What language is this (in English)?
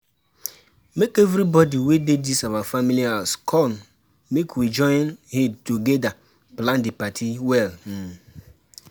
Nigerian Pidgin